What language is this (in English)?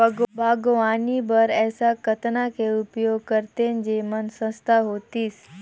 Chhattisgarhi